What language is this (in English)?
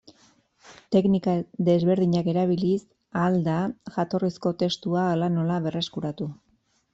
Basque